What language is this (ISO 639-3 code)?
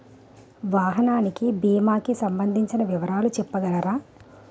tel